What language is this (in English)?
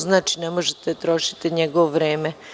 Serbian